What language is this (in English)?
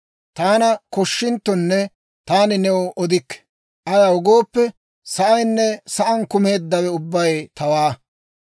Dawro